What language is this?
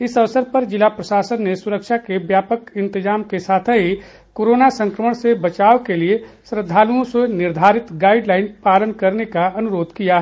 Hindi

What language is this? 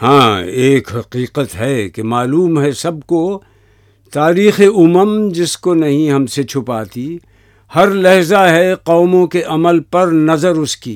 Urdu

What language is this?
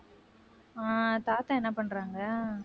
Tamil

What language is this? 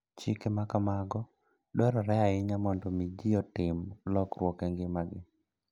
Luo (Kenya and Tanzania)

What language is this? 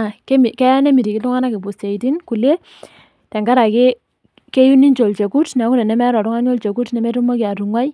Masai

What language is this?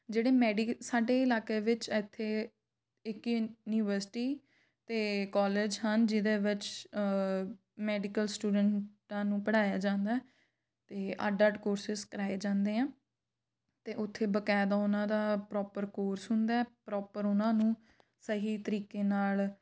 Punjabi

